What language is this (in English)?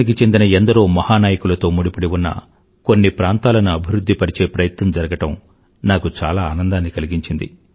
Telugu